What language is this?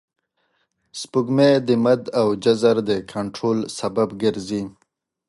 Pashto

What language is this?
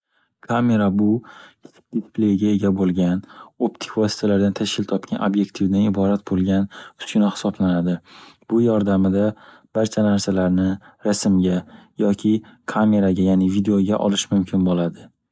Uzbek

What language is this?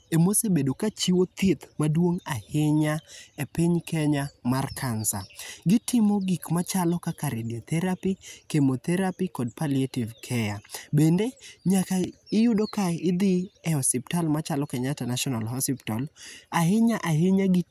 Luo (Kenya and Tanzania)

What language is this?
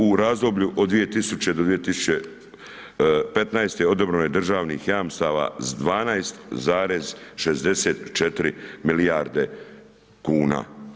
Croatian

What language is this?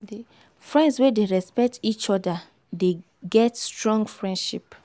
Nigerian Pidgin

